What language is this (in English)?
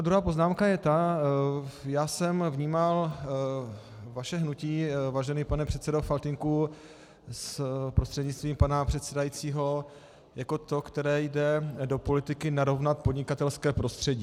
Czech